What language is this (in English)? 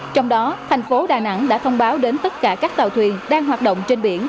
Vietnamese